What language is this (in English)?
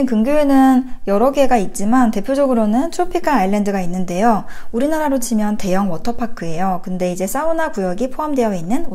Korean